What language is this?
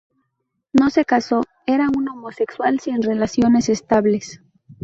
Spanish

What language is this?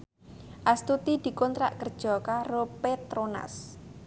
Javanese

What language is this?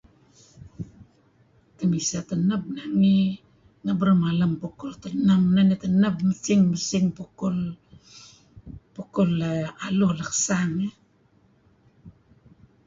Kelabit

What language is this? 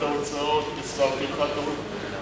Hebrew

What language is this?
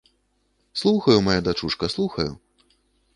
Belarusian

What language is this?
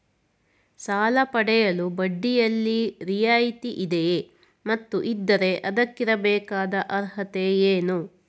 Kannada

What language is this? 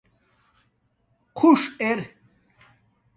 Domaaki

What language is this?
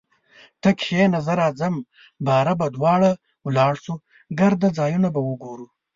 Pashto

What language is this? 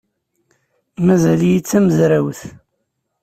Kabyle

